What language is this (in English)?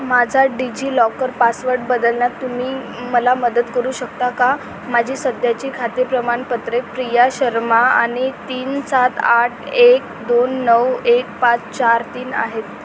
Marathi